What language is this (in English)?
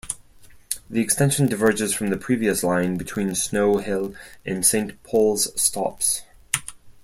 English